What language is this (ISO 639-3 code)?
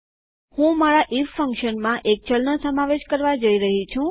guj